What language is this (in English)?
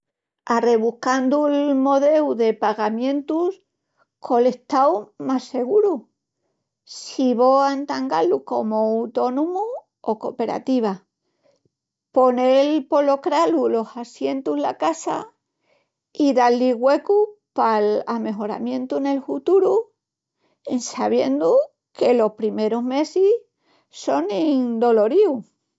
Extremaduran